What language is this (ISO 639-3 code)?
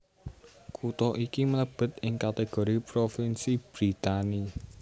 jav